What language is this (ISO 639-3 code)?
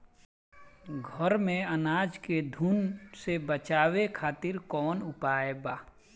bho